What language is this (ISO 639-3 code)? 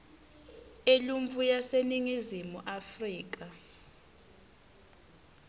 ssw